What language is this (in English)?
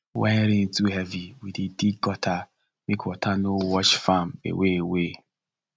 Nigerian Pidgin